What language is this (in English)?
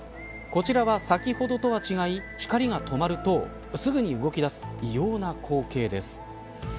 Japanese